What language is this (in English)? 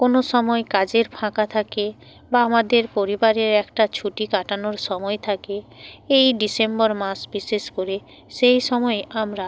Bangla